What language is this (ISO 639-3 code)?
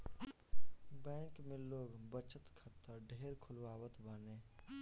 bho